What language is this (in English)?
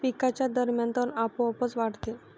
Marathi